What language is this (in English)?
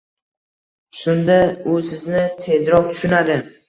Uzbek